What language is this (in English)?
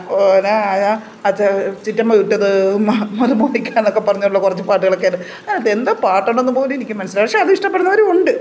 Malayalam